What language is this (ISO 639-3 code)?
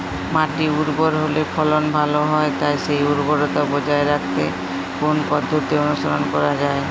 ben